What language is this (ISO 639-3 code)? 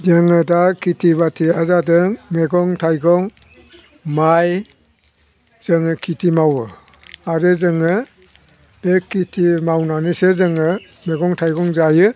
brx